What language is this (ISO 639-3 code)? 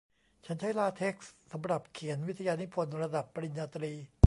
tha